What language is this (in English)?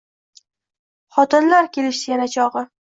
Uzbek